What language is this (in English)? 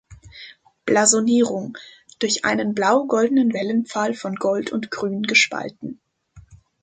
German